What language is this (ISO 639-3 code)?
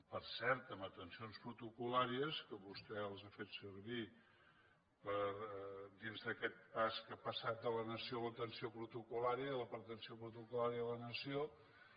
cat